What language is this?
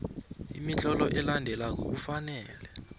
South Ndebele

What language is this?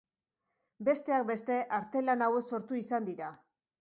Basque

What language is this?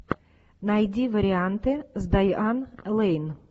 Russian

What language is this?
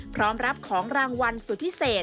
Thai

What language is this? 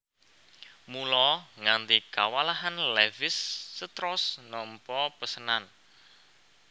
Javanese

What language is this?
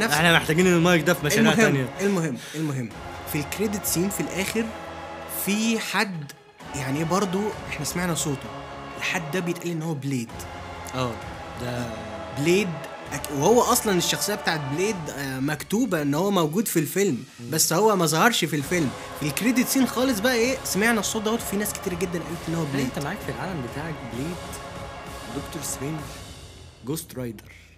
Arabic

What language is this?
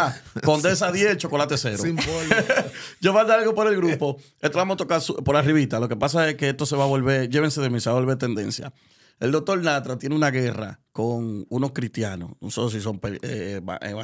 Spanish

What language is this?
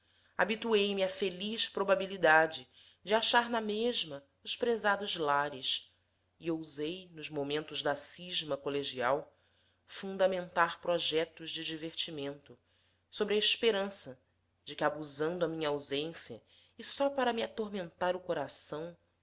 Portuguese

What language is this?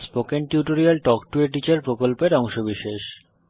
Bangla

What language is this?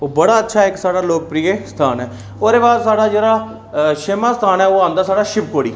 Dogri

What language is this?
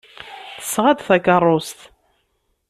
Kabyle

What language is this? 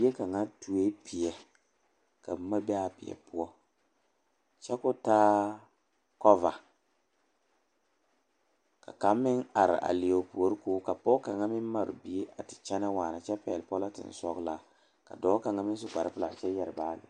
Southern Dagaare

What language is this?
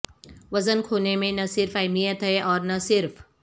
Urdu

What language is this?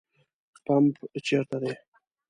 Pashto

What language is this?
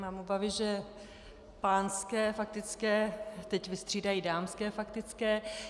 Czech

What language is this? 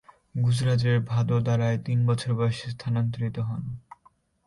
Bangla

